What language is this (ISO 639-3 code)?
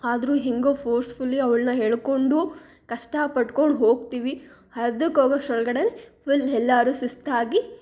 kan